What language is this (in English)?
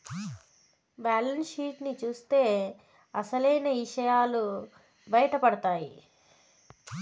Telugu